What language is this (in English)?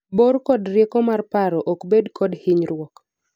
Luo (Kenya and Tanzania)